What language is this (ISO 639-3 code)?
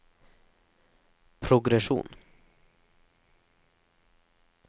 nor